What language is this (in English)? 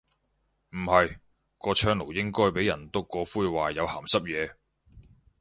Cantonese